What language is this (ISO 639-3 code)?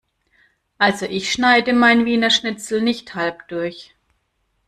deu